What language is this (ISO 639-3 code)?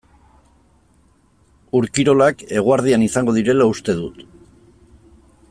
eus